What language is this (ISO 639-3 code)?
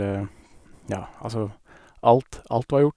nor